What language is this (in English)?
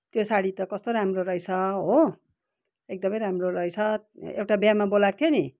Nepali